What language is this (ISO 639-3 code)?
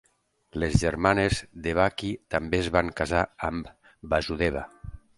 cat